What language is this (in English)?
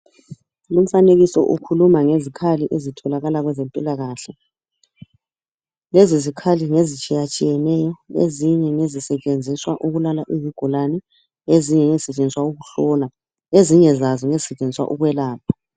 North Ndebele